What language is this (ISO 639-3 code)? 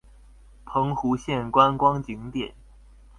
zho